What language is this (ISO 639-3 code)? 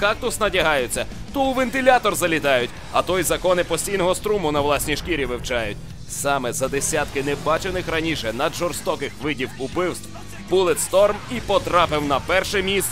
ukr